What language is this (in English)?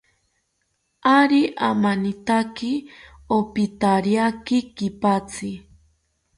South Ucayali Ashéninka